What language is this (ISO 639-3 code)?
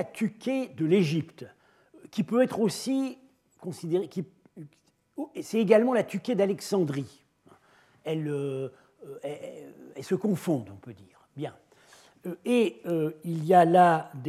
fra